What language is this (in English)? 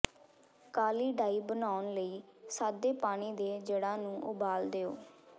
Punjabi